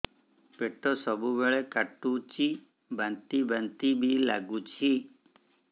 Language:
Odia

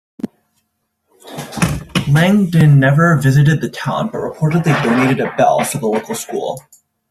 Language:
English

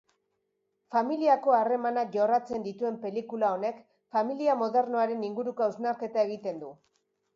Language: Basque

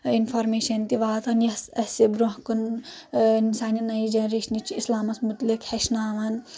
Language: Kashmiri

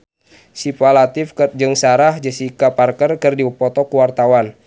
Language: Sundanese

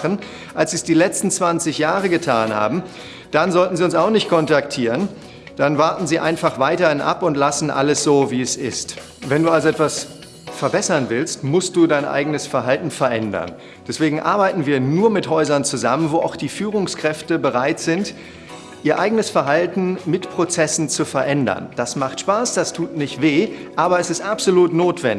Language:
German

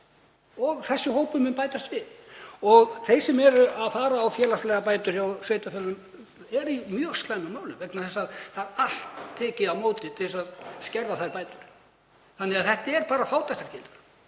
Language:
Icelandic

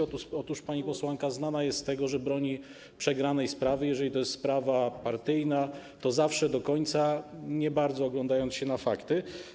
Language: Polish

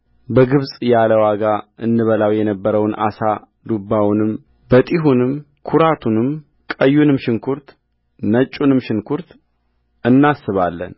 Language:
Amharic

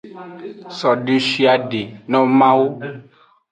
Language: Aja (Benin)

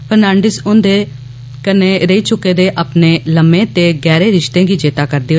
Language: Dogri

